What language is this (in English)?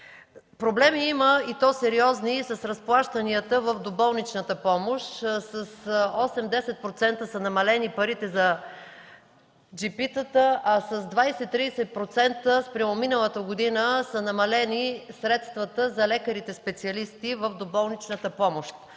Bulgarian